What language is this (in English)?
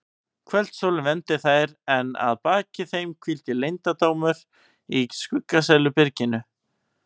Icelandic